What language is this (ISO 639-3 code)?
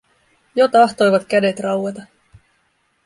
fin